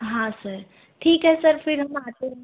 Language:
Hindi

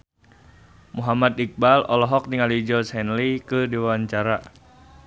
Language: Sundanese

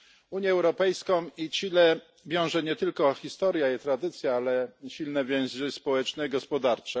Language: Polish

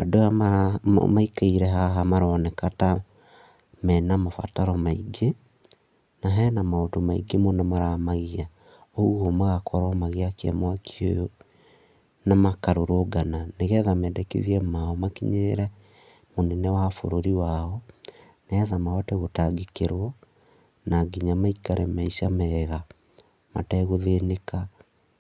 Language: Kikuyu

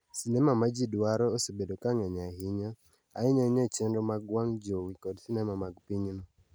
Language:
Luo (Kenya and Tanzania)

